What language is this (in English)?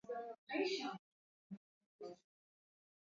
Swahili